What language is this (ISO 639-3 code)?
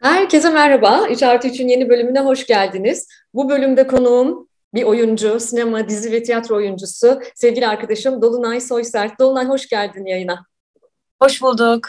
tur